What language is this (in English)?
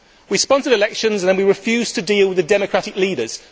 English